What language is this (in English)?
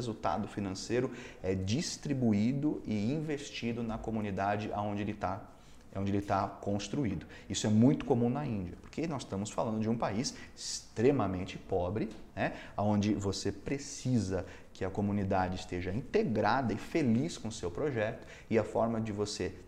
Portuguese